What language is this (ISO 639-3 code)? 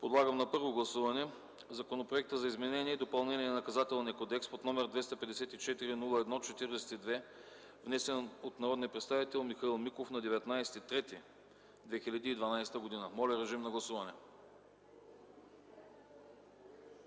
bul